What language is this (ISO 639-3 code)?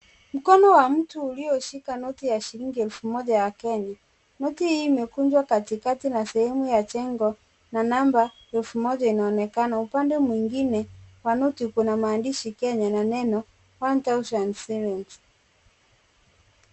swa